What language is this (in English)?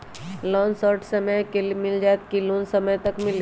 Magahi